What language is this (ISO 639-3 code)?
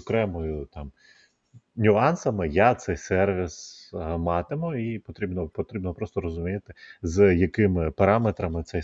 ukr